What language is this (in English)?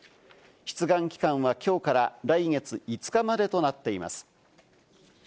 Japanese